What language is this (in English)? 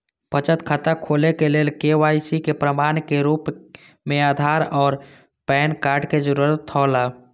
Maithili